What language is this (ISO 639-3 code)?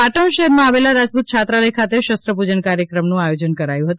guj